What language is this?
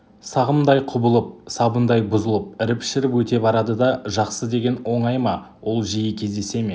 Kazakh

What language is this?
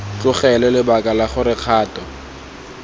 Tswana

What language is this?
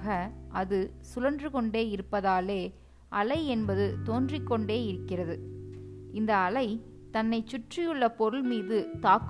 Tamil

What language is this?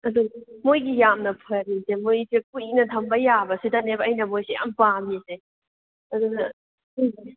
Manipuri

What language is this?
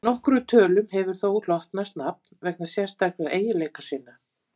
Icelandic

